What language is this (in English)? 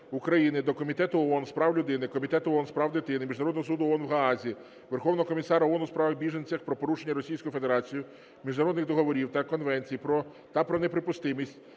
Ukrainian